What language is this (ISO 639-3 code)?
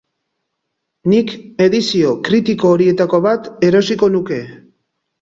eus